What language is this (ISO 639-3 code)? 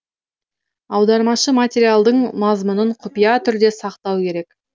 kaz